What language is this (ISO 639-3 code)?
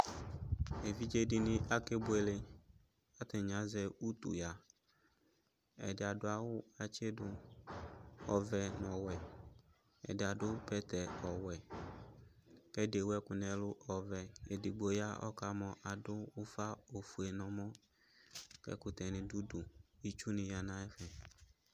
kpo